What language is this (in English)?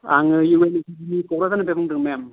Bodo